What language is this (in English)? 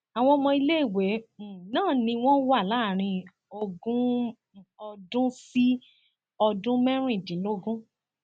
Yoruba